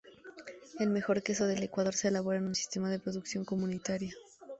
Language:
Spanish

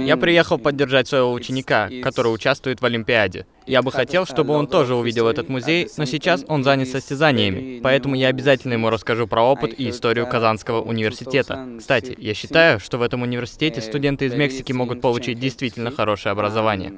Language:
Russian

